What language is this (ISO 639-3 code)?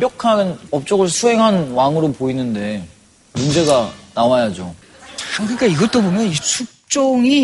kor